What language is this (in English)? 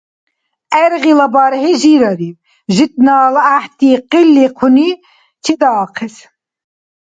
Dargwa